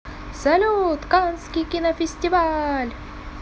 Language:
Russian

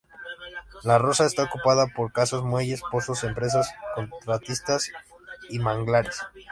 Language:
Spanish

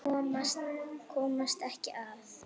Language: Icelandic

